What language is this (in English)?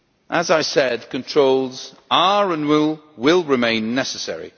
English